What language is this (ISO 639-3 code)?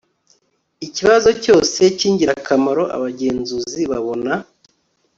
kin